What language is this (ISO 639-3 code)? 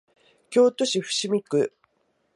jpn